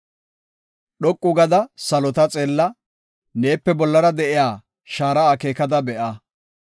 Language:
Gofa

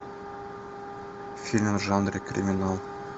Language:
Russian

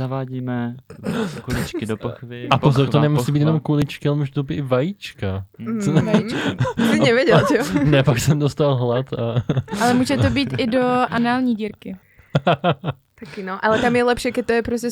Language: Czech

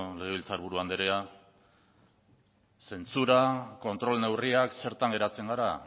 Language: Basque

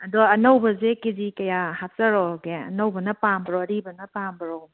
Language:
Manipuri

